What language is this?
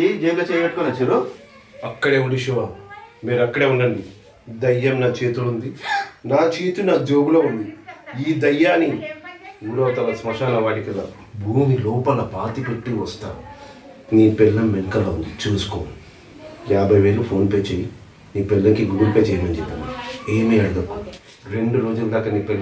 Telugu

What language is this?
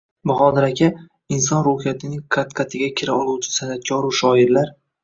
Uzbek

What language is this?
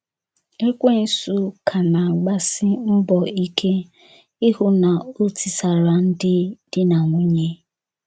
Igbo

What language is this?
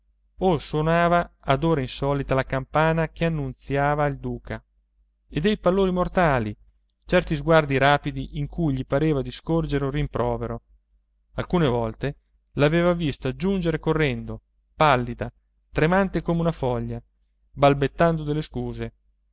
Italian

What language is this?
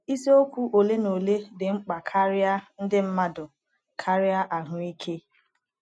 Igbo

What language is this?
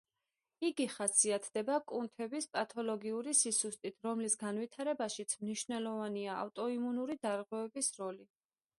Georgian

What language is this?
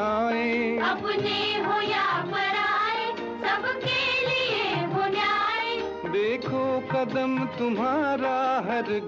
Hindi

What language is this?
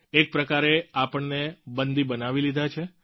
Gujarati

